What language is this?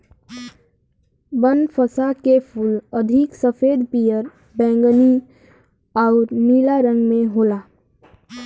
Bhojpuri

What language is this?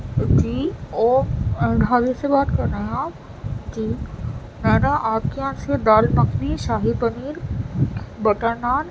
Urdu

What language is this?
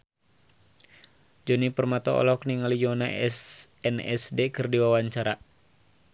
Sundanese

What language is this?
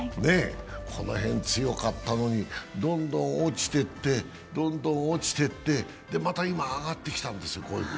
Japanese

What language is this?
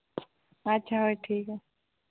Santali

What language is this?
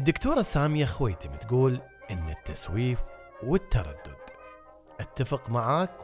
Arabic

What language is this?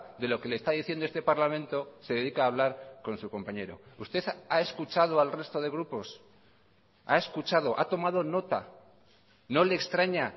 Spanish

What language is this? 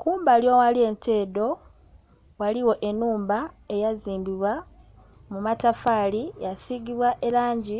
Soga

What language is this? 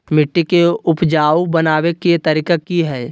Magahi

